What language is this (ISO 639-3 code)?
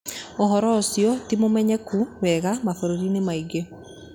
kik